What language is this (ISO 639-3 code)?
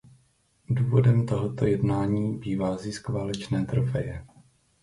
ces